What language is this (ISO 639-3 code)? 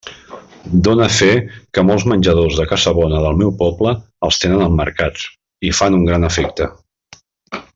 cat